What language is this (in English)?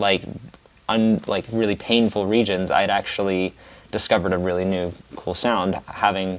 English